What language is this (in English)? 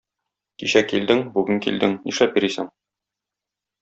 Tatar